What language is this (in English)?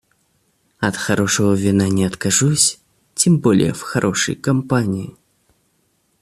Russian